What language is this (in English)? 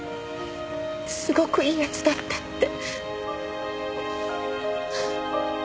Japanese